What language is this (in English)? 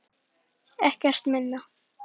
Icelandic